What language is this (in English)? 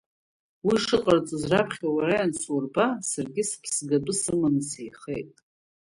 Abkhazian